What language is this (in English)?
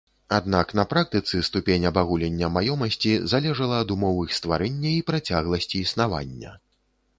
Belarusian